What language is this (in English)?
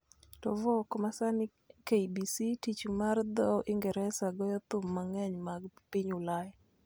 Luo (Kenya and Tanzania)